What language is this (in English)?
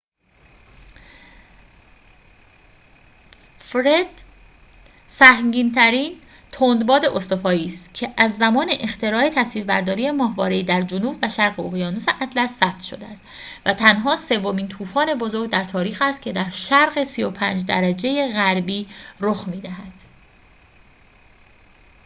Persian